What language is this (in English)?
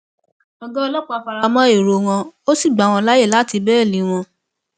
Yoruba